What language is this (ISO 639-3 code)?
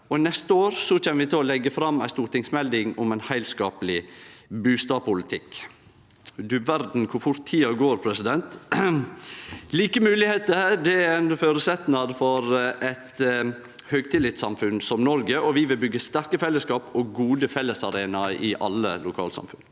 nor